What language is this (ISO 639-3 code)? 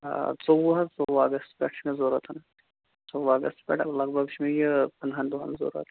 kas